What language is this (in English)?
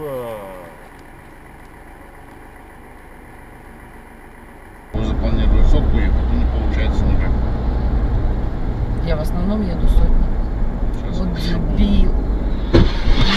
Russian